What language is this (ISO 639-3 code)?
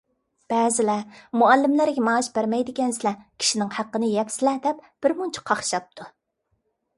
uig